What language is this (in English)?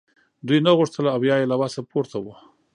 Pashto